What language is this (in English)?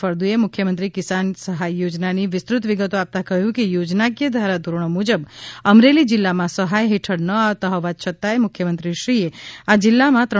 Gujarati